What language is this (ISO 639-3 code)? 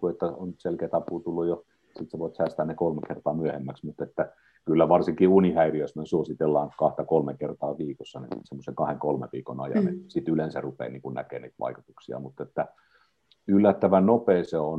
fin